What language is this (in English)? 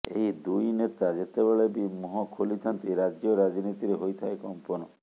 Odia